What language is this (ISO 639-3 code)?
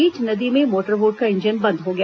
hin